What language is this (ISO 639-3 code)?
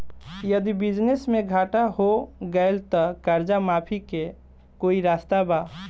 bho